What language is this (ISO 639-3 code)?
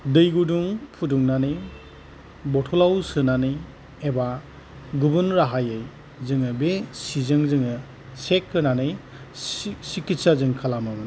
brx